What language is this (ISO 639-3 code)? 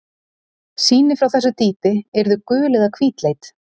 isl